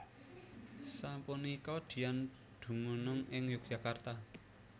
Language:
Javanese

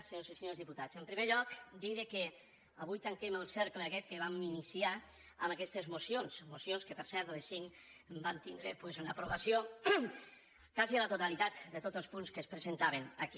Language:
Catalan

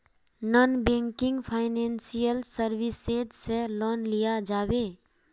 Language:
Magahi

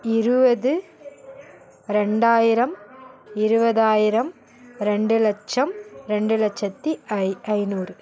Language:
Tamil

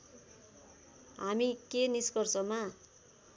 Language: Nepali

